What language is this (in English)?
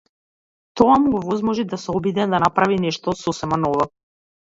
Macedonian